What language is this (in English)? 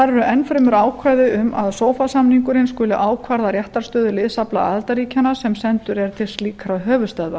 Icelandic